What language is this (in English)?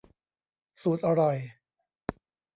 Thai